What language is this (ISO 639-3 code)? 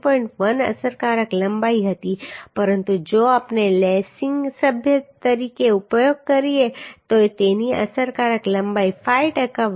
guj